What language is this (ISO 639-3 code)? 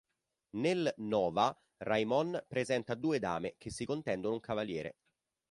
ita